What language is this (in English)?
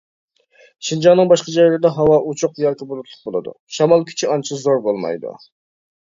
Uyghur